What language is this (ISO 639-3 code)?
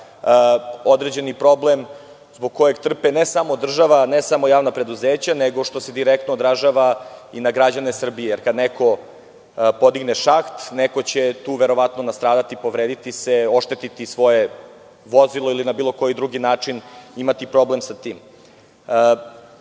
srp